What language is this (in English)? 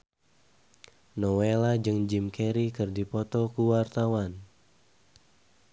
Sundanese